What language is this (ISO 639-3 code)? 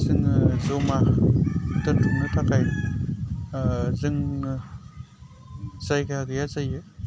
brx